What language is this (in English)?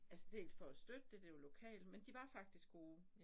Danish